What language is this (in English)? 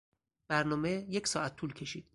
Persian